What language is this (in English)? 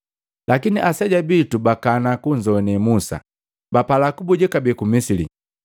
Matengo